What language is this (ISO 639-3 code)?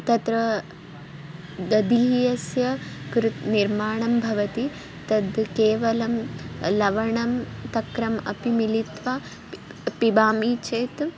san